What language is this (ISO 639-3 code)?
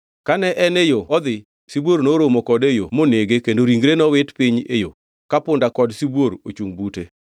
luo